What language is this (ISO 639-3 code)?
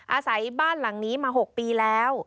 tha